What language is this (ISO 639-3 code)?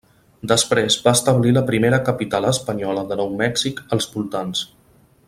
cat